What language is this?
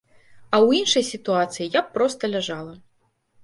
Belarusian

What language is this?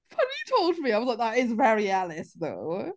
English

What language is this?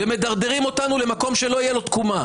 Hebrew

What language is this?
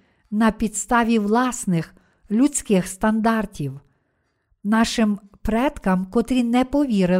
Ukrainian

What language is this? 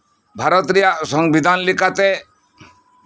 Santali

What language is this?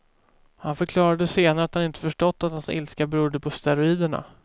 Swedish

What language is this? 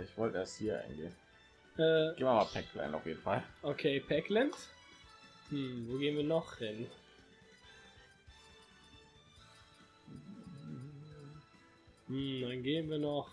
German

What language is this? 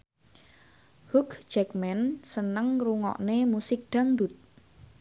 Javanese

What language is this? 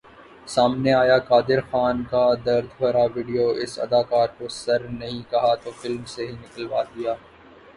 Urdu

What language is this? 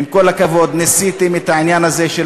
Hebrew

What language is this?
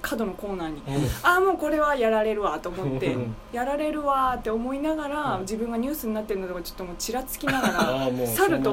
Japanese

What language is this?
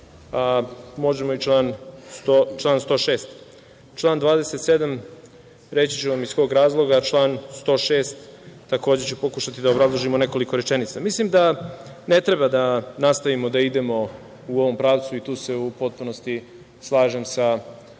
Serbian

